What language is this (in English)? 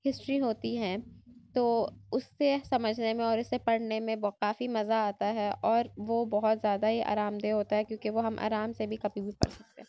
Urdu